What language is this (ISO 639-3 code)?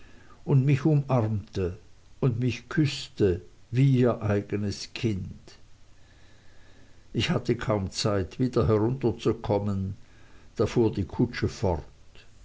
deu